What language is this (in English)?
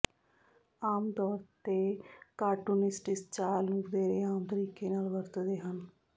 Punjabi